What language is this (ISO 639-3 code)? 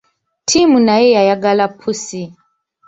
lug